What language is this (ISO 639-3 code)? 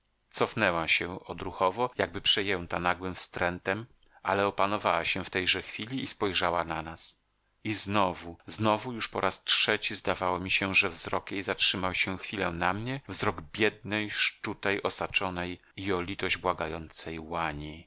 pol